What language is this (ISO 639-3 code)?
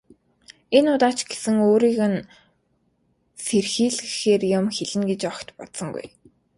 mon